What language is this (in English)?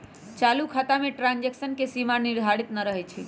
Magahi